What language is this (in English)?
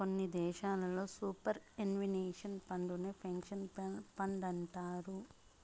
Telugu